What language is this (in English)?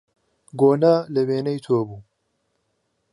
Central Kurdish